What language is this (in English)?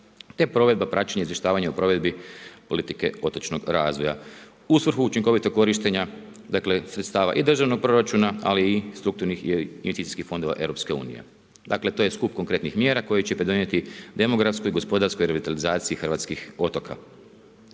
Croatian